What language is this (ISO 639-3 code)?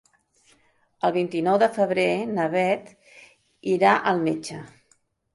cat